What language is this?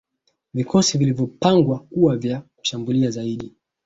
Swahili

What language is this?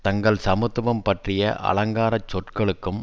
Tamil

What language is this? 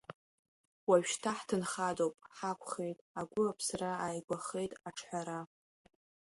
Abkhazian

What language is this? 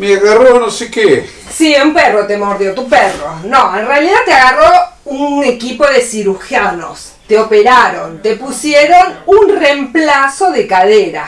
Spanish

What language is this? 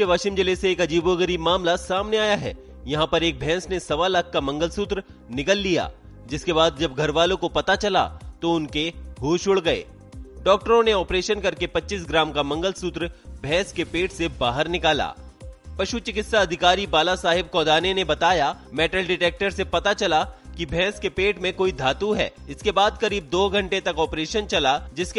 Hindi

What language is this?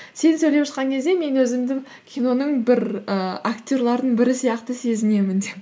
Kazakh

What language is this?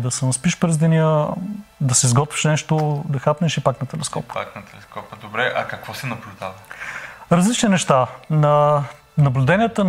Bulgarian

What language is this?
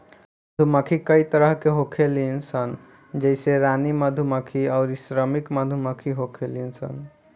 Bhojpuri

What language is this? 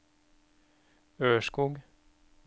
Norwegian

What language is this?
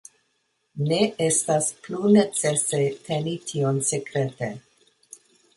Esperanto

